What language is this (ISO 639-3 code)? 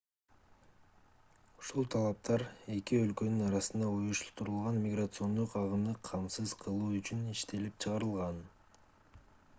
kir